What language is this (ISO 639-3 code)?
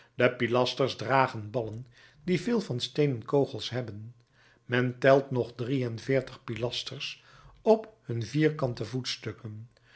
nld